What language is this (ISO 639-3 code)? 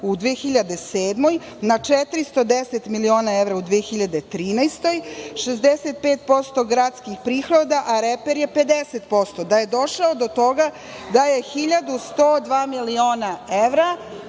srp